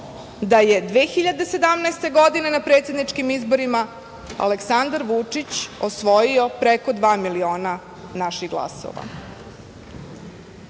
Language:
Serbian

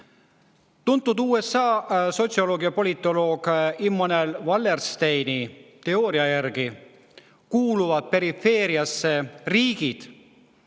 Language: Estonian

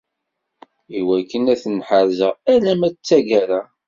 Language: Kabyle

